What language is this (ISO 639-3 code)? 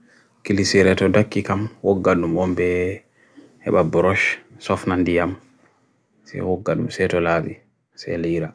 fui